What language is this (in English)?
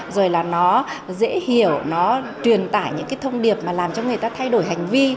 Vietnamese